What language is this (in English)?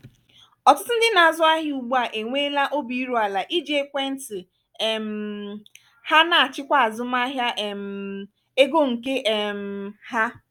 Igbo